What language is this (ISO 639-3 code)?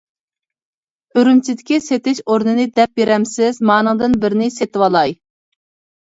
uig